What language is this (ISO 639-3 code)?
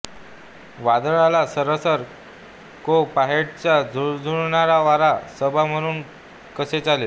mar